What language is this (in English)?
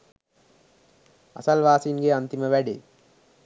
Sinhala